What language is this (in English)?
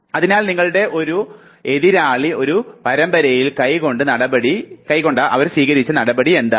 Malayalam